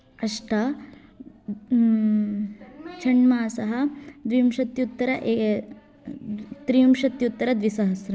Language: Sanskrit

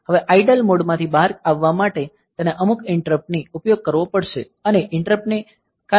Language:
Gujarati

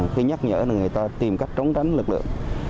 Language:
Vietnamese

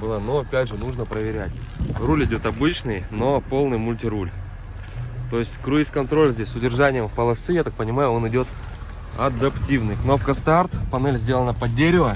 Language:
Russian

